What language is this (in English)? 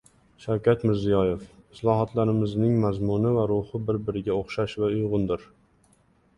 Uzbek